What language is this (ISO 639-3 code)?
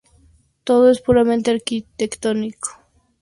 spa